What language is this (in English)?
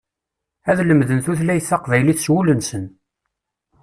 Kabyle